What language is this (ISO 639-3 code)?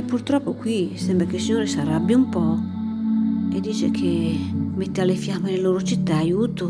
ita